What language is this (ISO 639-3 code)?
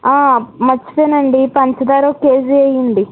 tel